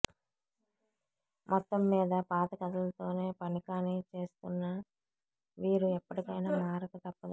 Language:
Telugu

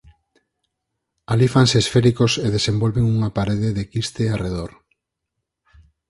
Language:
Galician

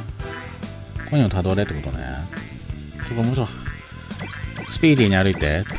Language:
Japanese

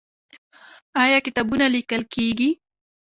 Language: Pashto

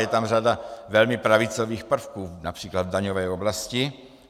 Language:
Czech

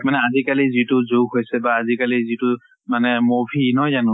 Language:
Assamese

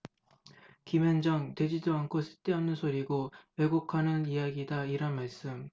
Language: Korean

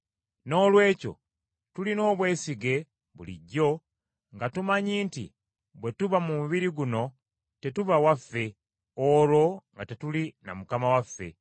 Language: Ganda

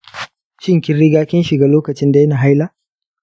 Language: Hausa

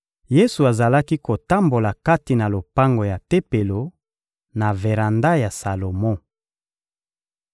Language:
Lingala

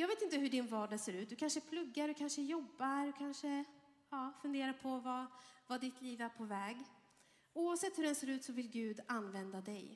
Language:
Swedish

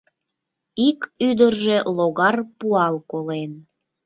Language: Mari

